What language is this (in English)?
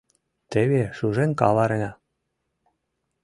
Mari